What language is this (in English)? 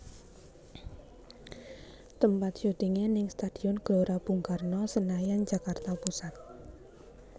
Javanese